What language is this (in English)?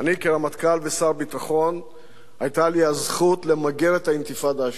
Hebrew